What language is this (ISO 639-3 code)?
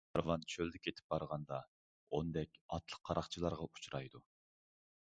uig